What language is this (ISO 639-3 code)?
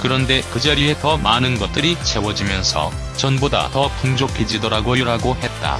kor